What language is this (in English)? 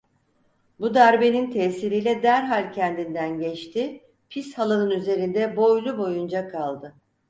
Turkish